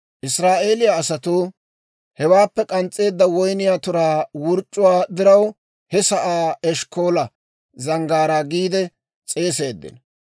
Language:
Dawro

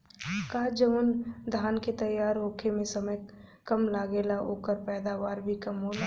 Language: Bhojpuri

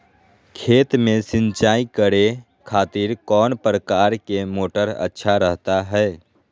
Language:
Magahi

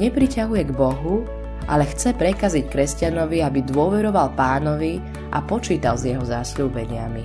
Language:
Slovak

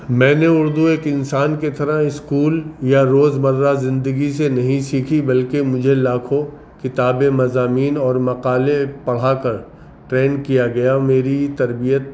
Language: Urdu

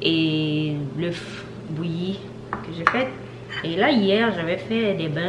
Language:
French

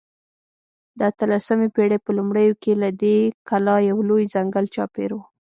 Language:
Pashto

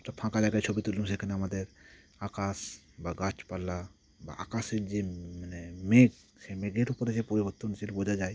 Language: Bangla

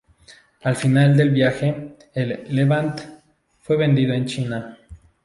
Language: Spanish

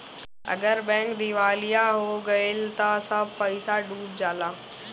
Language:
Bhojpuri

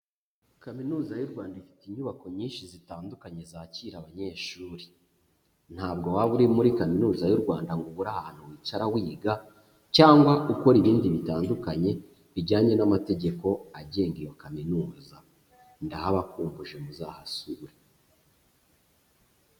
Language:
Kinyarwanda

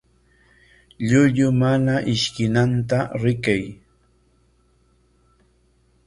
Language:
Corongo Ancash Quechua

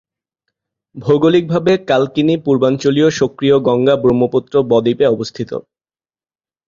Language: Bangla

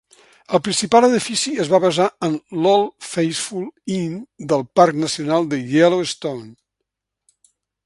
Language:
Catalan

